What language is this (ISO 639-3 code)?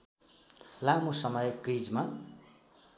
nep